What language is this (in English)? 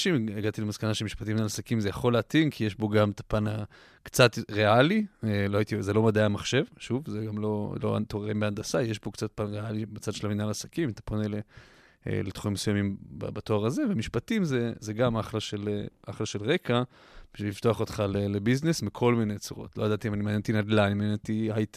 Hebrew